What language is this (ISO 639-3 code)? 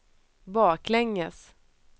swe